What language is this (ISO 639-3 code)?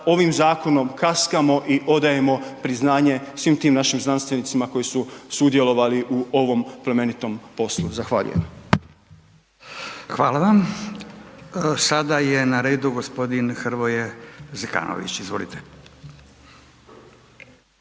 hrv